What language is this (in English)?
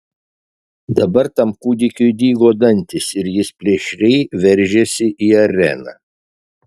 Lithuanian